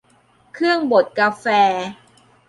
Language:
Thai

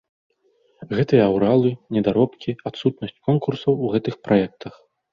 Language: Belarusian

